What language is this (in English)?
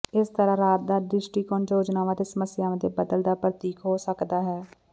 Punjabi